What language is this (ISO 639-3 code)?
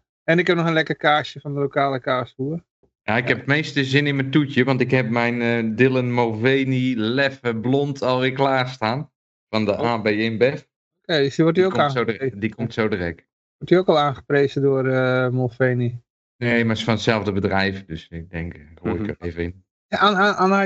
nld